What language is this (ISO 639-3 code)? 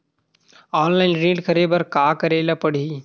hne